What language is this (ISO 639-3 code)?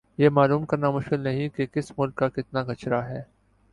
urd